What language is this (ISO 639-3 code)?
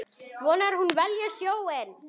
isl